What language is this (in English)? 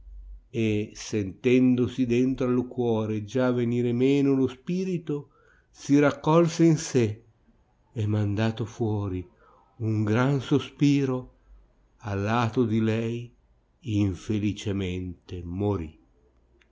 Italian